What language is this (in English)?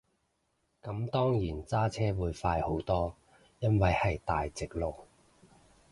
Cantonese